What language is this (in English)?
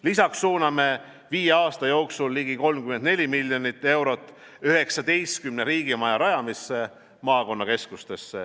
Estonian